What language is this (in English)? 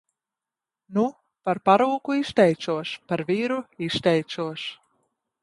Latvian